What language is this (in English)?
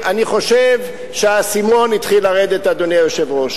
Hebrew